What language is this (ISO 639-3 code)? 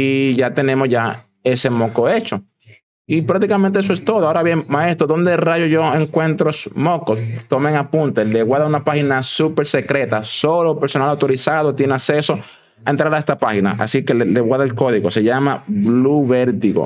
spa